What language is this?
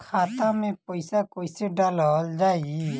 Bhojpuri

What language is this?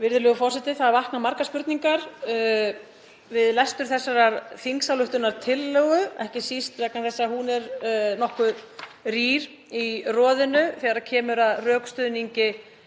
Icelandic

